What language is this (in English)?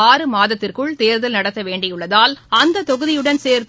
Tamil